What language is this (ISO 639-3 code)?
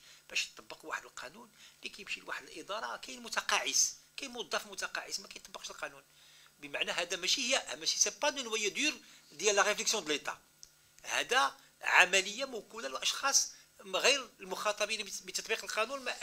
ara